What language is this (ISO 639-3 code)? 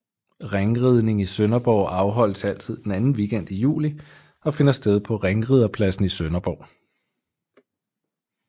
dan